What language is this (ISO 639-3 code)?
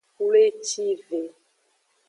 ajg